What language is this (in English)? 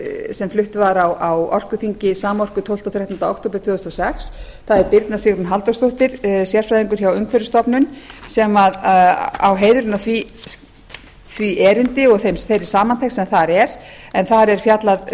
Icelandic